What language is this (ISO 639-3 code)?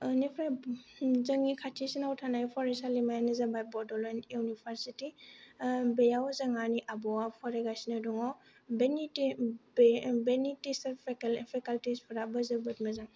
brx